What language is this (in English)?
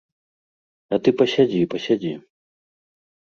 Belarusian